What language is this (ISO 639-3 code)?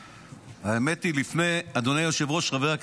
heb